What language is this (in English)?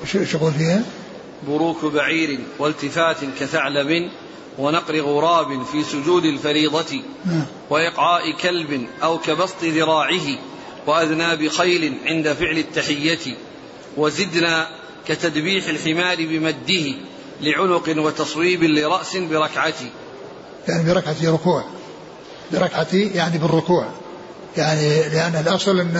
Arabic